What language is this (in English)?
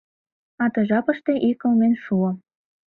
Mari